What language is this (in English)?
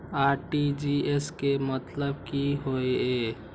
Maithili